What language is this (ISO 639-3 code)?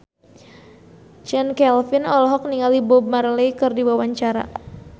sun